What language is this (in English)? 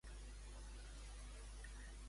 Catalan